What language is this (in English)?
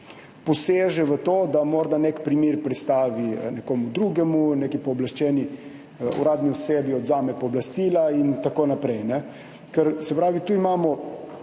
Slovenian